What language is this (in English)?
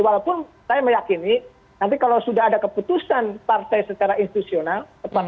Indonesian